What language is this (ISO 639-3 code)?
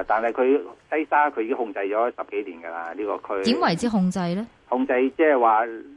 zho